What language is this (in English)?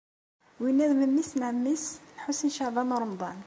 Kabyle